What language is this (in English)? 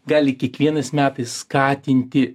Lithuanian